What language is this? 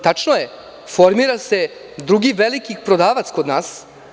Serbian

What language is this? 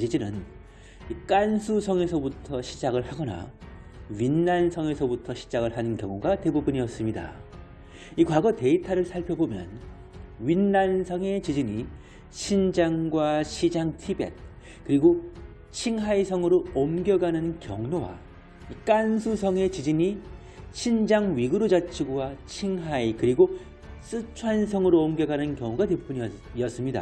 Korean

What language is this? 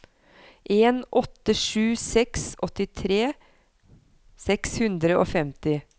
Norwegian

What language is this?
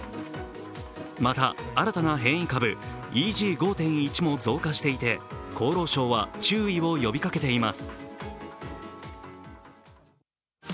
Japanese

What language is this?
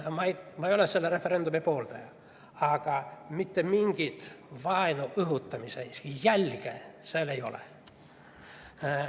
Estonian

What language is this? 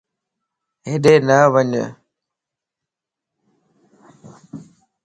Lasi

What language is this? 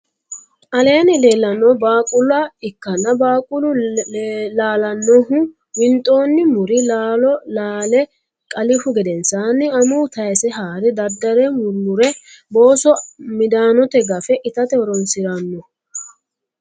Sidamo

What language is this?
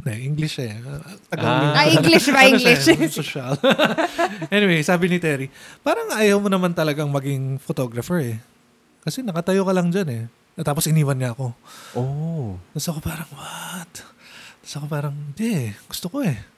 Filipino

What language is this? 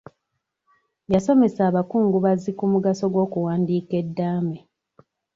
Ganda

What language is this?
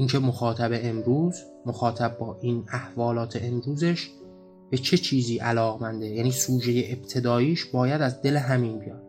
Persian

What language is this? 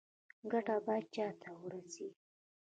Pashto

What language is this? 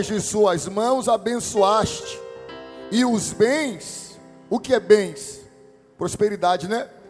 Portuguese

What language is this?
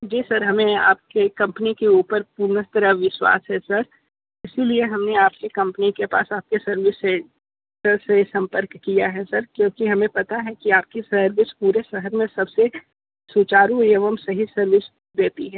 Hindi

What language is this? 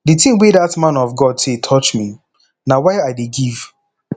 Nigerian Pidgin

